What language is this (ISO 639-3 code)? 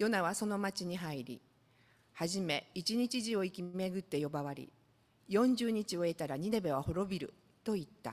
jpn